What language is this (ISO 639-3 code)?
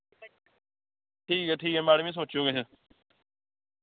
doi